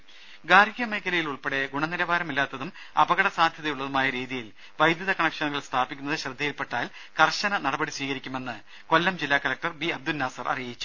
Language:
Malayalam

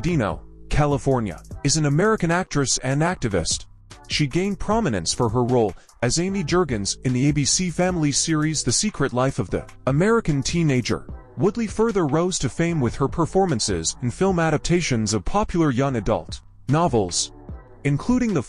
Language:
English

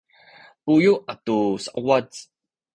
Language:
Sakizaya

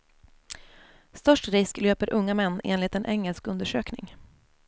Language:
Swedish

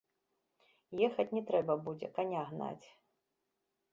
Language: Belarusian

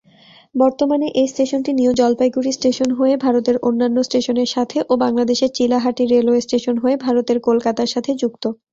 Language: Bangla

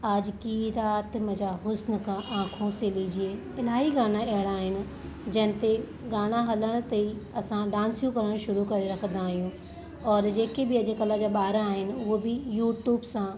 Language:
Sindhi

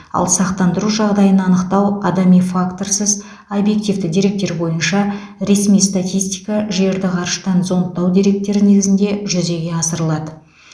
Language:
Kazakh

